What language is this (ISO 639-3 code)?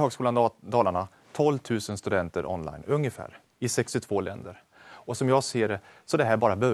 swe